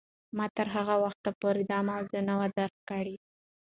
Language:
Pashto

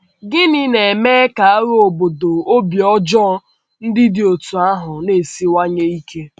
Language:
Igbo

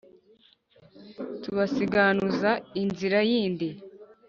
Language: Kinyarwanda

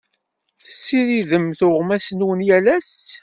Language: Kabyle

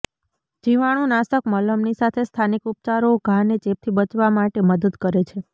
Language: Gujarati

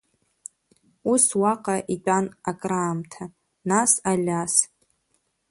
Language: Abkhazian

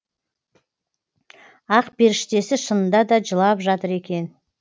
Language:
Kazakh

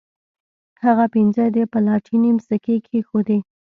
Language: Pashto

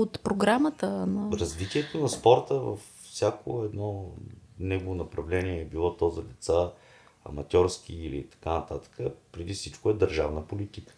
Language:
Bulgarian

